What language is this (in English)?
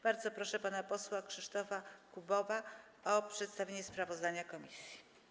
Polish